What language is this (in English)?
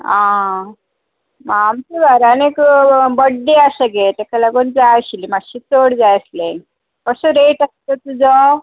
Konkani